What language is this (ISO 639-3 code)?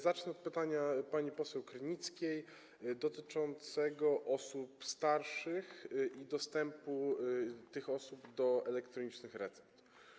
pol